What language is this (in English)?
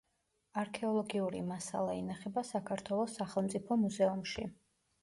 Georgian